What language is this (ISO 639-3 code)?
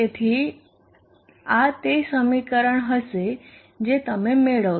guj